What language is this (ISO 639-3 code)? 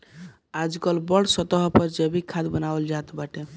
bho